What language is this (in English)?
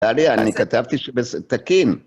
Hebrew